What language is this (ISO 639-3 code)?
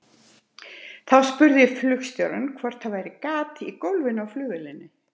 isl